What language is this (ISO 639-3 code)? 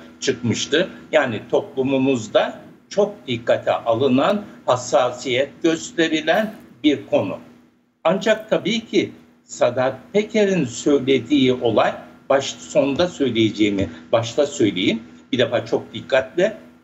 tur